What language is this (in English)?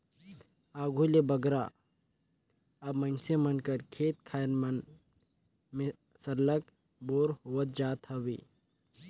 Chhattisgarhi